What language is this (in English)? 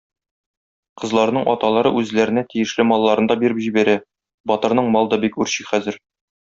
Tatar